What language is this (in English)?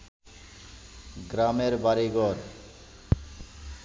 Bangla